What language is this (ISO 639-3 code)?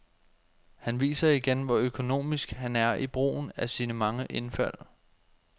dan